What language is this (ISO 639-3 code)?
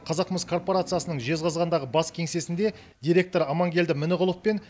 kaz